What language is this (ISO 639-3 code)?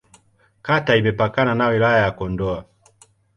swa